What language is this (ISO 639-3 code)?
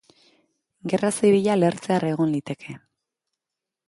eus